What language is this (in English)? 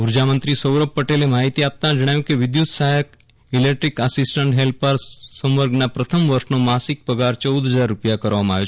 Gujarati